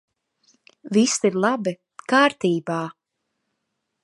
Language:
Latvian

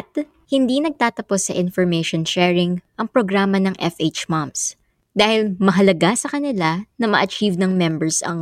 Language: Filipino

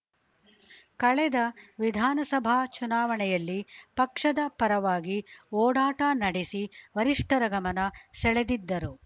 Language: Kannada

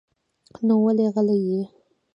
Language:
Pashto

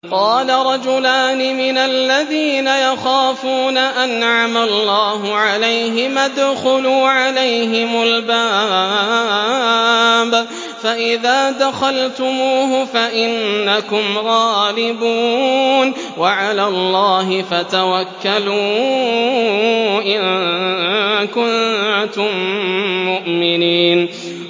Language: Arabic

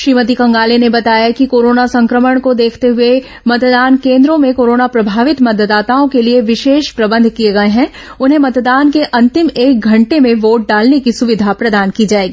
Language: Hindi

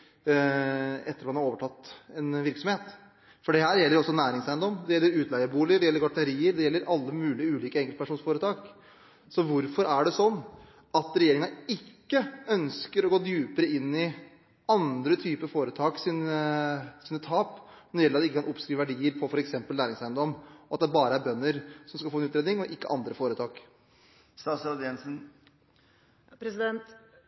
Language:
Norwegian Bokmål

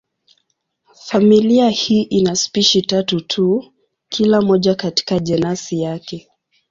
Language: Swahili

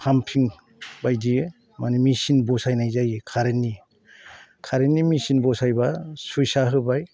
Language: Bodo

